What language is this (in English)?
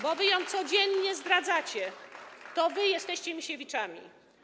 Polish